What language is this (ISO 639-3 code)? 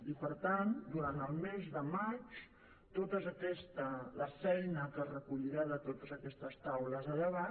cat